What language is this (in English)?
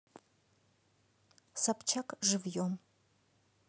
Russian